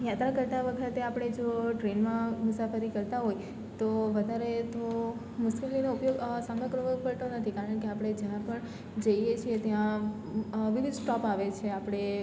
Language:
Gujarati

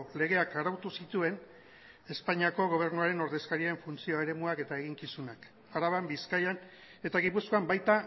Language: Basque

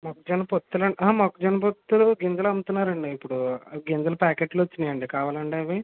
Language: Telugu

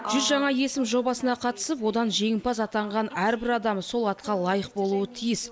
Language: Kazakh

